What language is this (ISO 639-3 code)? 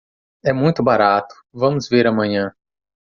por